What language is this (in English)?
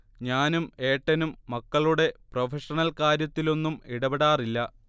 Malayalam